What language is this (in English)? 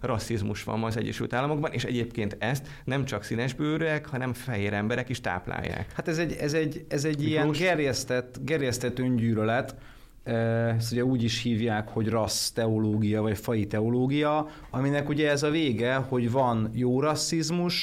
Hungarian